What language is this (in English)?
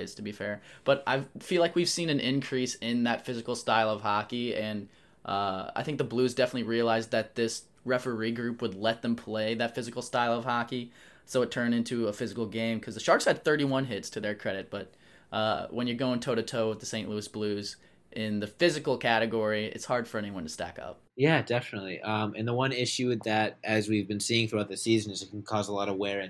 English